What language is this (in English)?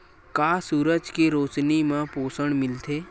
Chhattisgarhi